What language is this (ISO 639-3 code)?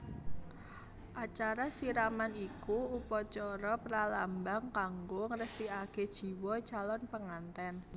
jav